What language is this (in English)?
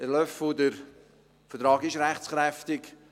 Swiss German